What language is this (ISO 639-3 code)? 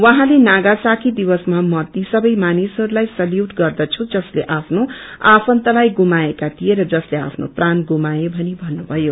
nep